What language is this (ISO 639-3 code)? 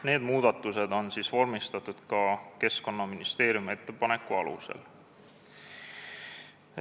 est